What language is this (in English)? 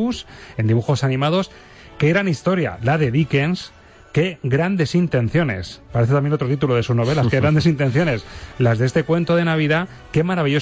Spanish